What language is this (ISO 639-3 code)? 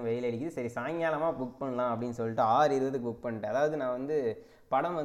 tel